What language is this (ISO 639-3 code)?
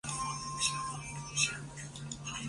zho